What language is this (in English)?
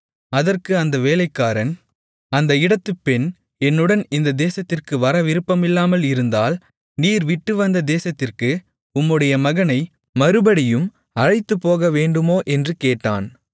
Tamil